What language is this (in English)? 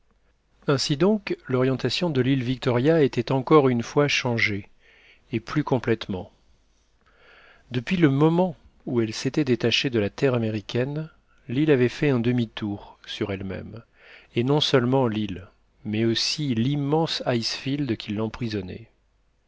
French